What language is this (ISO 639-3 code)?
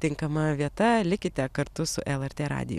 lit